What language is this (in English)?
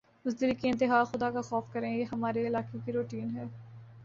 Urdu